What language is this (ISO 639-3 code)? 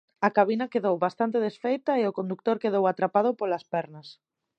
glg